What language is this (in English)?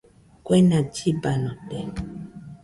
Nüpode Huitoto